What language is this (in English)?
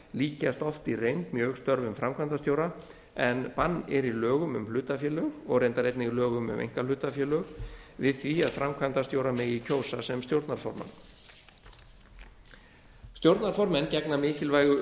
Icelandic